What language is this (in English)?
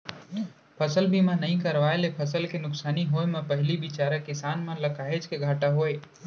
Chhattisgarhi